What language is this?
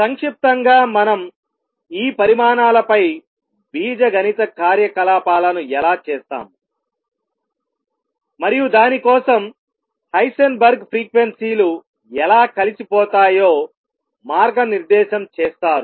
Telugu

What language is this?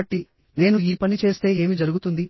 Telugu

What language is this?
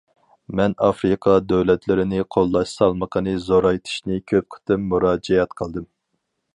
Uyghur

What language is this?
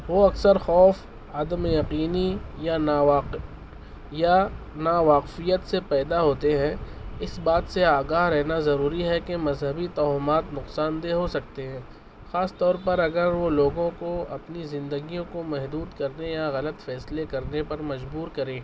Urdu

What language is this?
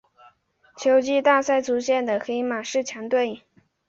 Chinese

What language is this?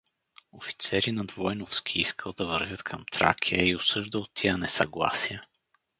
Bulgarian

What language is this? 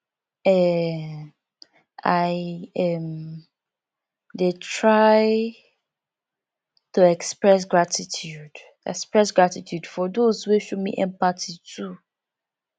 Nigerian Pidgin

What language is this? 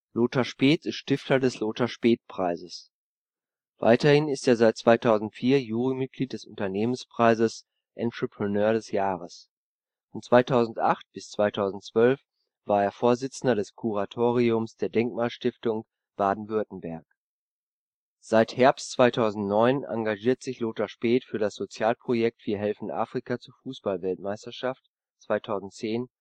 German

